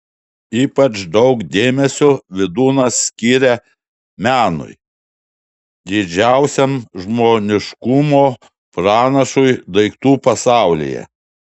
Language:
Lithuanian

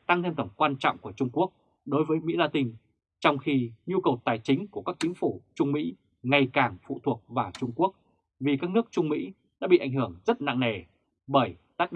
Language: Vietnamese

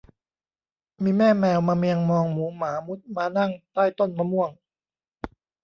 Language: Thai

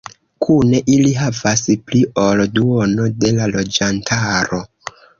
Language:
Esperanto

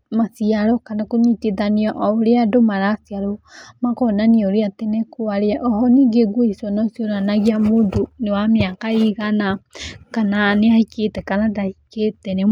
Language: Kikuyu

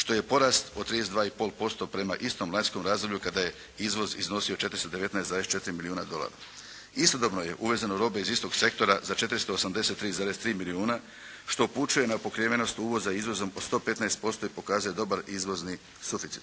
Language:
Croatian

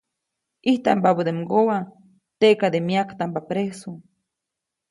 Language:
Copainalá Zoque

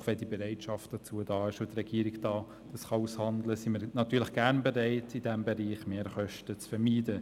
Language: Swiss German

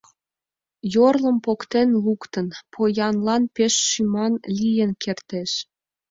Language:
Mari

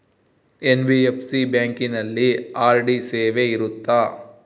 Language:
Kannada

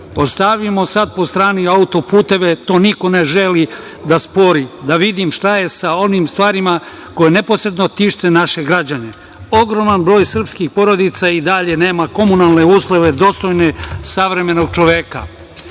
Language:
Serbian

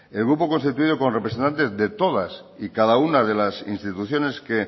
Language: Spanish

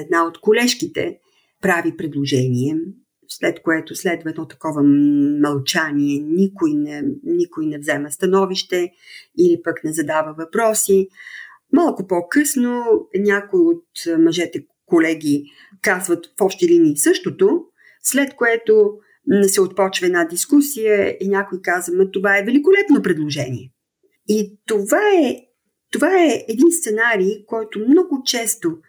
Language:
Bulgarian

